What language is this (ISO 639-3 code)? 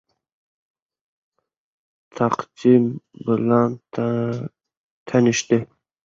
uzb